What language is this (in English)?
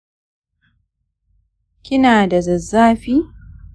Hausa